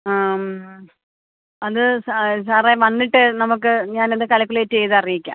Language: Malayalam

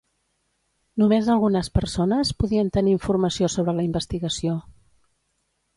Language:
Catalan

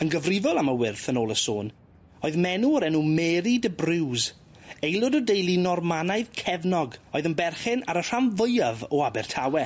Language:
Welsh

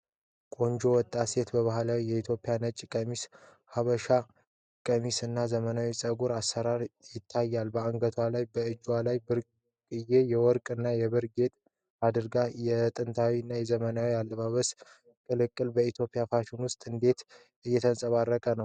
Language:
Amharic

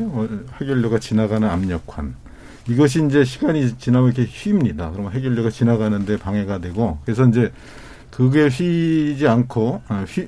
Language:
Korean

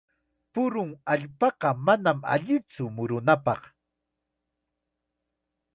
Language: Chiquián Ancash Quechua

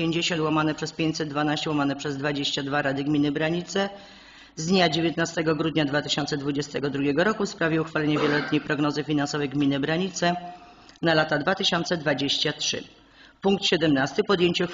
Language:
Polish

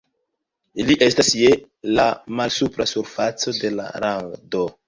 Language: Esperanto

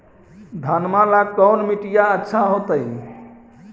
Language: Magahi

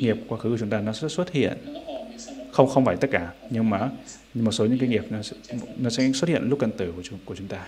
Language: Vietnamese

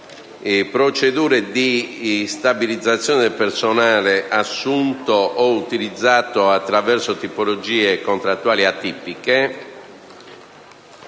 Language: Italian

